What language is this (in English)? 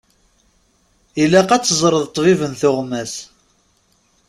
Kabyle